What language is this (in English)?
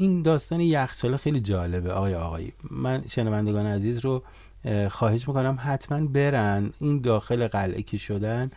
Persian